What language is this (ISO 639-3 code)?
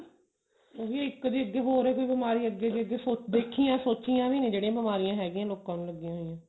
pan